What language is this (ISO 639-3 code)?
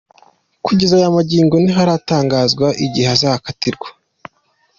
kin